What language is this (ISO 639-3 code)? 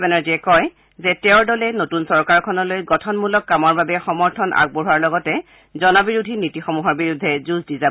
asm